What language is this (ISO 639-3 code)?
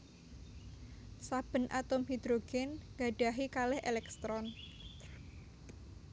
jav